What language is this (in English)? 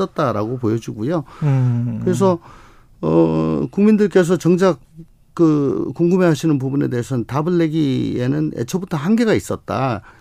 Korean